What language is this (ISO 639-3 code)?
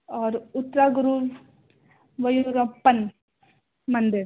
urd